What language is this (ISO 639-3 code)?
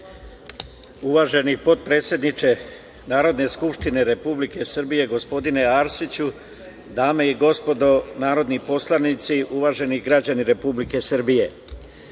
srp